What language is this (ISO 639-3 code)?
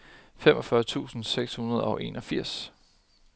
dan